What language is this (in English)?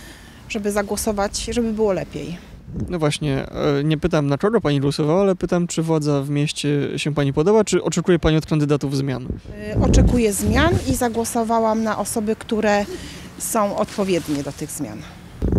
Polish